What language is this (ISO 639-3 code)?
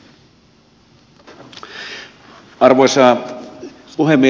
fin